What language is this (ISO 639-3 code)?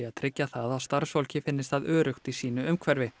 isl